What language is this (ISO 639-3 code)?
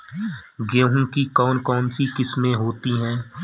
hin